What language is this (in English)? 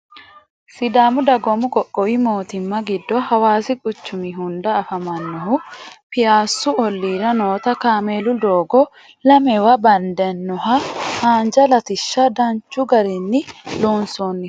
Sidamo